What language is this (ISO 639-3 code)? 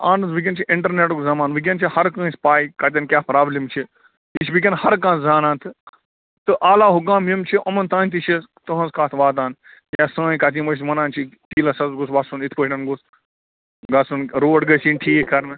kas